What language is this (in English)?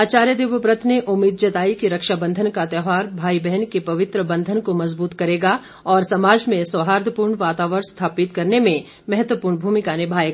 Hindi